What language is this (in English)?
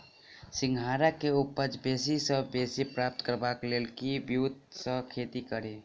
Maithili